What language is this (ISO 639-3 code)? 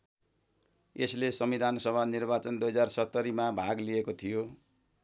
nep